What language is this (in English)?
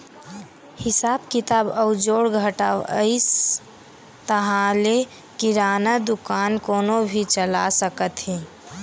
Chhattisgarhi